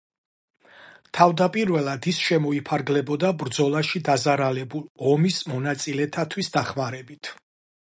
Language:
Georgian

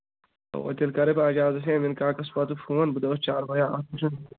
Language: Kashmiri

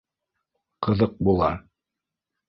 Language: Bashkir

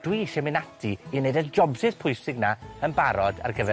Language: Welsh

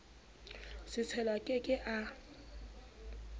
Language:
Southern Sotho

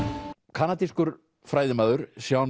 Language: Icelandic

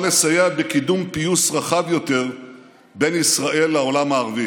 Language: Hebrew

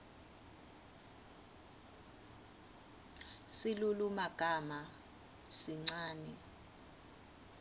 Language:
Swati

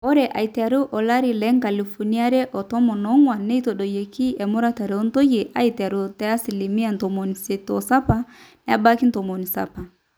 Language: Masai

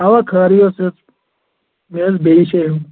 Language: Kashmiri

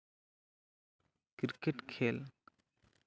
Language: Santali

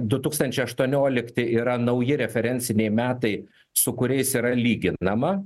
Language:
Lithuanian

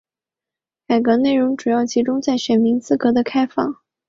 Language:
Chinese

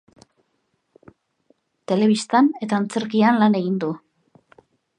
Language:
Basque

